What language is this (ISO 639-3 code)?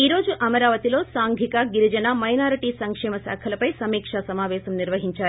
tel